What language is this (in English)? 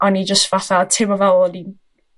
Welsh